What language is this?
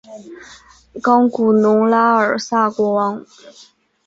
Chinese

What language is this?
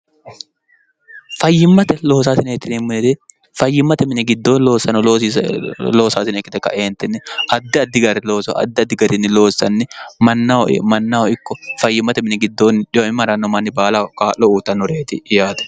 Sidamo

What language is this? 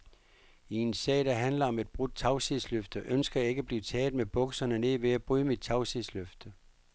Danish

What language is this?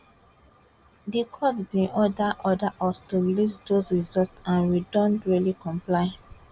Nigerian Pidgin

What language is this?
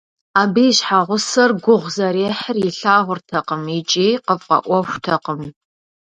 Kabardian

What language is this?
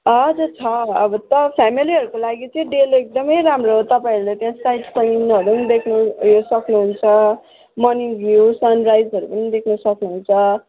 Nepali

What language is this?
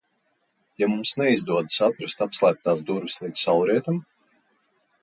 Latvian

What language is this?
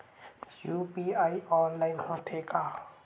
Chhattisgarhi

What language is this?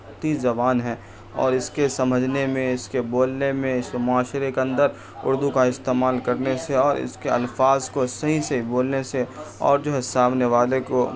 Urdu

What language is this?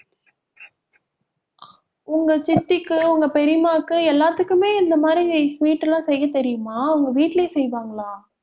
Tamil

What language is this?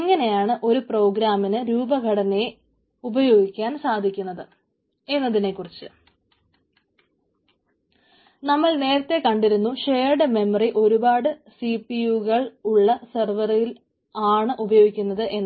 Malayalam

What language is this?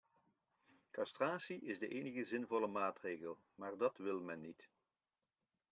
Dutch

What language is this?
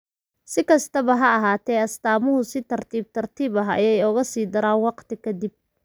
Somali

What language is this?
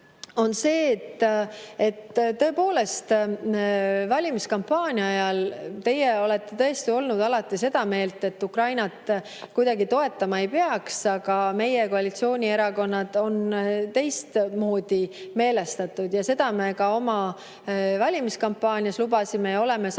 Estonian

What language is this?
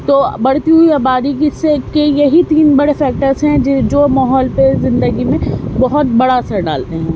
Urdu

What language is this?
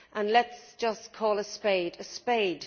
English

